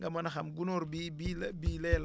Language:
Wolof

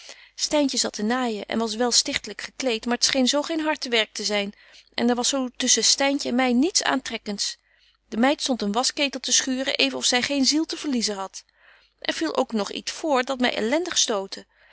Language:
Dutch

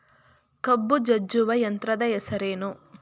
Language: Kannada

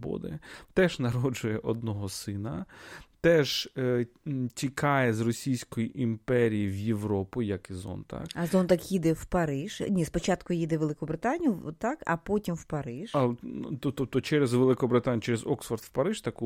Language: Ukrainian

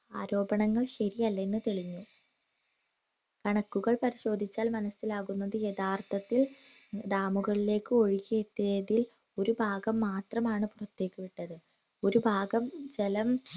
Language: Malayalam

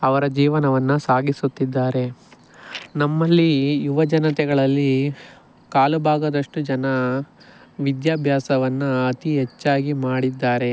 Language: Kannada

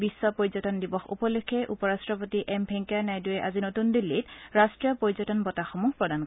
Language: Assamese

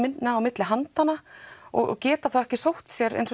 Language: Icelandic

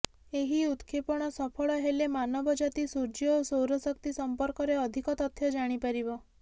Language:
Odia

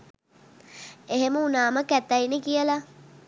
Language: Sinhala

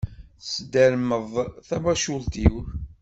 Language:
Kabyle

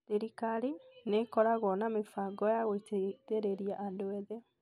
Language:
Kikuyu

